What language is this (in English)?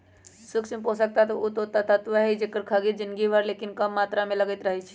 Magahi